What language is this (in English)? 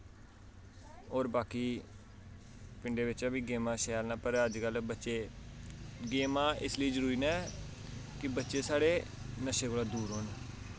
Dogri